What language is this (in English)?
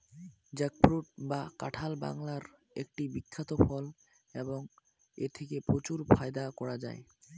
Bangla